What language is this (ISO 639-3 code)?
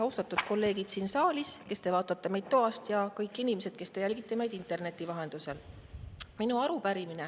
est